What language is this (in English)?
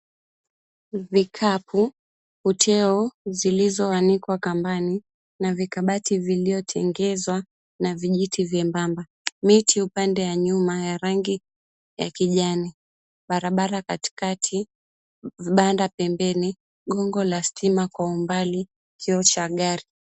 Swahili